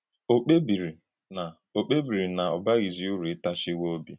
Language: Igbo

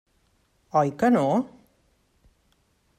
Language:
Catalan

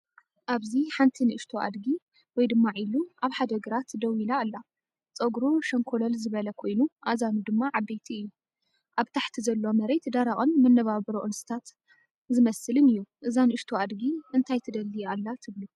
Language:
Tigrinya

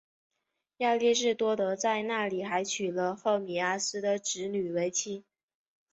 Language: Chinese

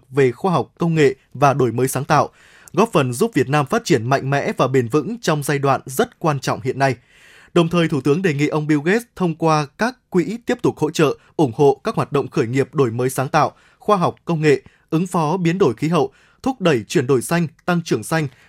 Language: Vietnamese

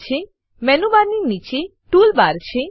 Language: Gujarati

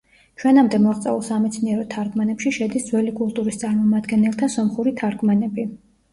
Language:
Georgian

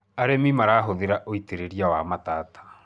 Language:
Kikuyu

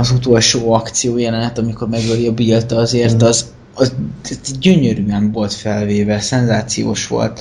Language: Hungarian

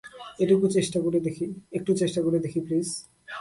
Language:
Bangla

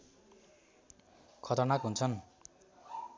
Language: Nepali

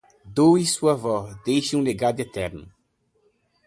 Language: Portuguese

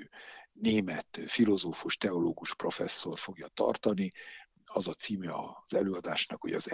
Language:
Hungarian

